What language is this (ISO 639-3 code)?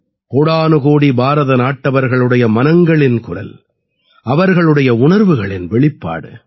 tam